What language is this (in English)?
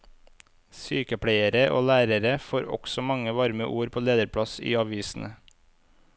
Norwegian